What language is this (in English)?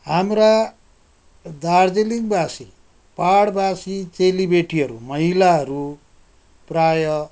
Nepali